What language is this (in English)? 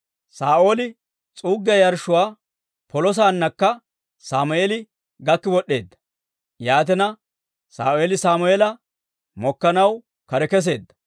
Dawro